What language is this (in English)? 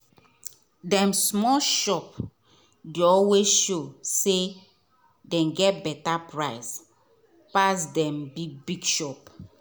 Nigerian Pidgin